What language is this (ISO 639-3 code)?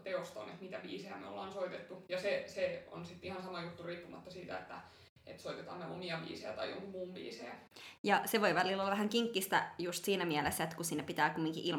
fin